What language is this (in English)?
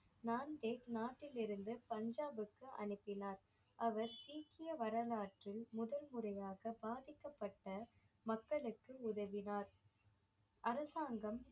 Tamil